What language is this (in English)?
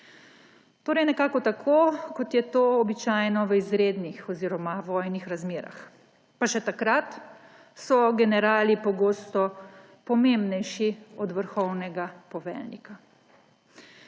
Slovenian